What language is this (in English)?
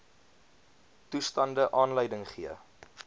Afrikaans